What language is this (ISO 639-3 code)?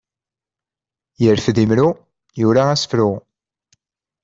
kab